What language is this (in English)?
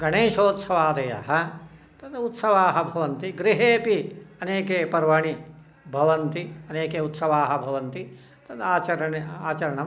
Sanskrit